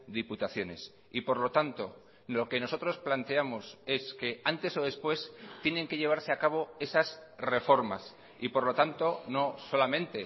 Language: Spanish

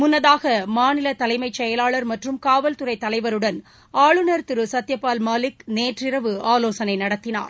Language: Tamil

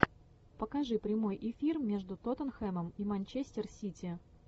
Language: Russian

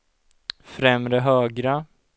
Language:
Swedish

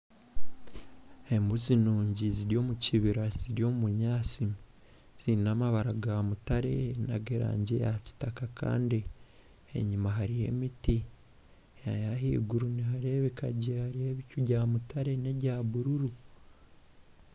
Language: Nyankole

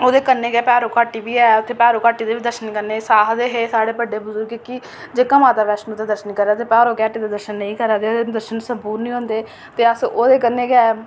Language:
Dogri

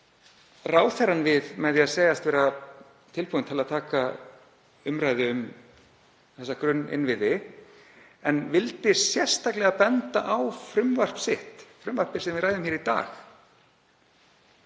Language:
Icelandic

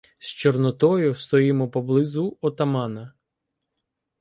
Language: Ukrainian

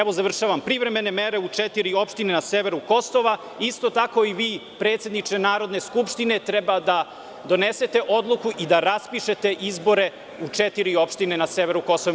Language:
Serbian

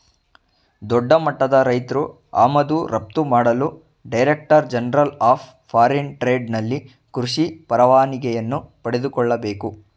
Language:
Kannada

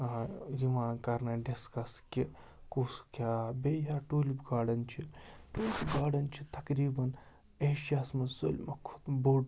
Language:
Kashmiri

